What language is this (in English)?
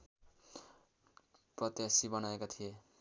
Nepali